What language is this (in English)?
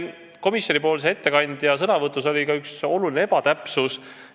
Estonian